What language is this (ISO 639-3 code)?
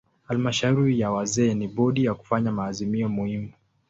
swa